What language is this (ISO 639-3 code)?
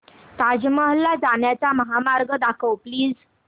mar